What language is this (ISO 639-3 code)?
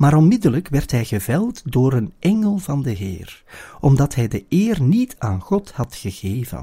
nld